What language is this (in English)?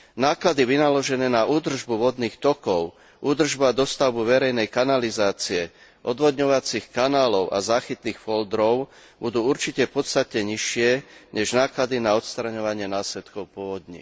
Slovak